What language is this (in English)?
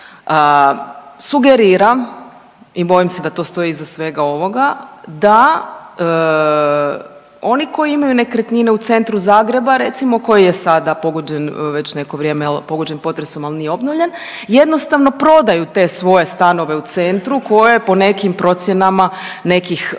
Croatian